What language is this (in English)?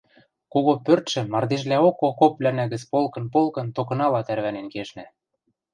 Western Mari